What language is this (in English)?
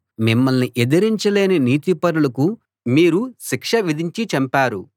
Telugu